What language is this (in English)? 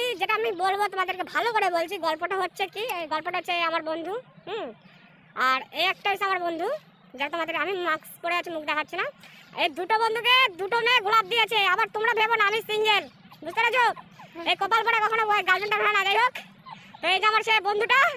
Thai